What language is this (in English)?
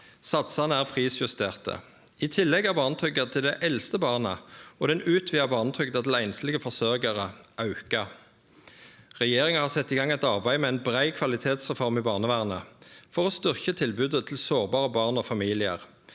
Norwegian